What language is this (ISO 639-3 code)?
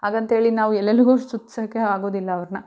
kan